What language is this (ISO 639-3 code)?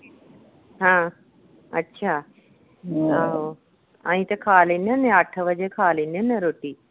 pan